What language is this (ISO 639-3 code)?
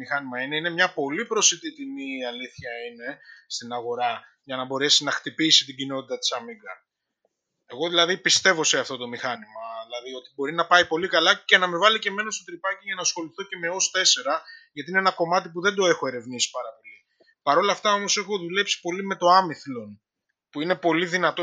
ell